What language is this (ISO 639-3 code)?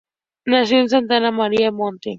spa